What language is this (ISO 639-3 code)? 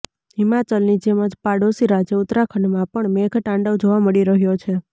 guj